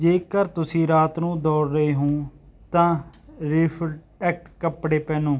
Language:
Punjabi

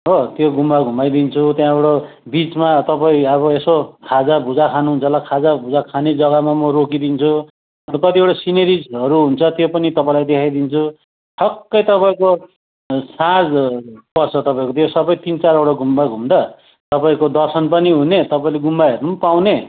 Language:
Nepali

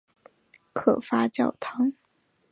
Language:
Chinese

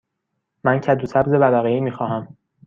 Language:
Persian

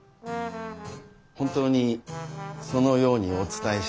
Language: Japanese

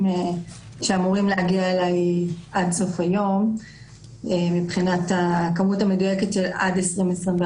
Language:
Hebrew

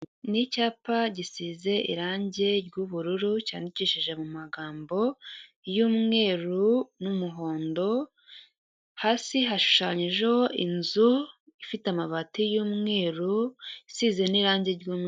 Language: Kinyarwanda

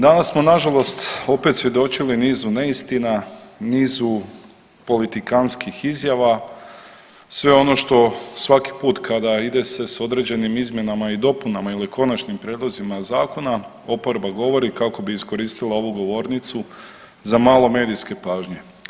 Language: Croatian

